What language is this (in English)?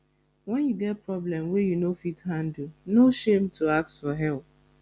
Nigerian Pidgin